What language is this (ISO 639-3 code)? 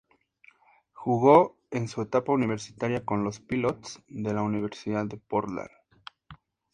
spa